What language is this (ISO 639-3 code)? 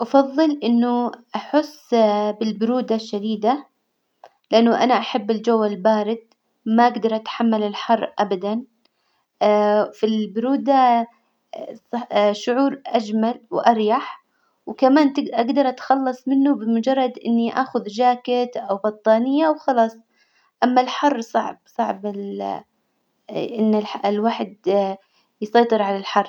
acw